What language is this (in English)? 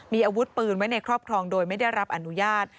Thai